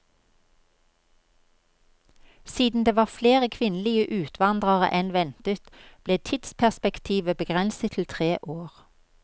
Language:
Norwegian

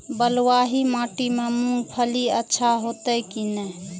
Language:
Maithili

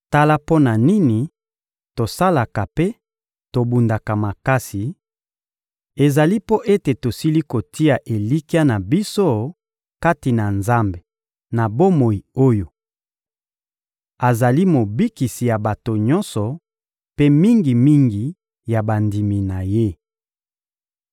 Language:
Lingala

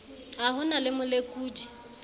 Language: Southern Sotho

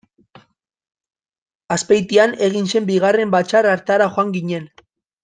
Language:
Basque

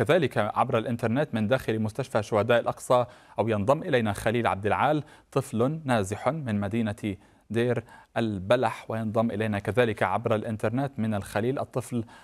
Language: Arabic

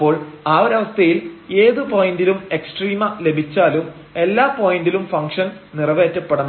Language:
Malayalam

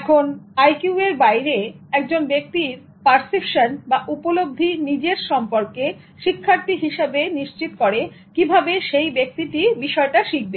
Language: Bangla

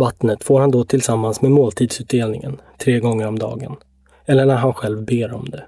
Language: Swedish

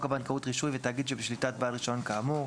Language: Hebrew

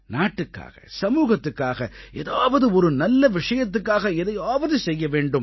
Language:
Tamil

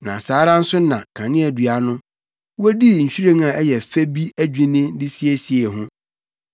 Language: Akan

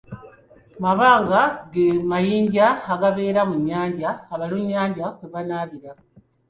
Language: Ganda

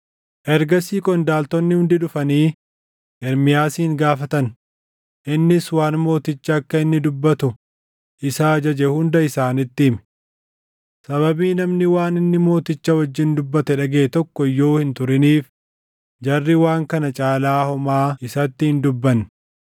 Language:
Oromo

